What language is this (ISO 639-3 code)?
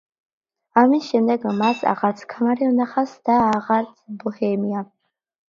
kat